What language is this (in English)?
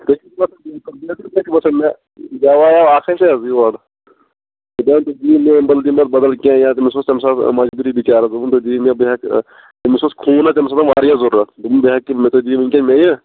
Kashmiri